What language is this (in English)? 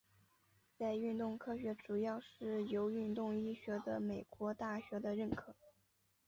Chinese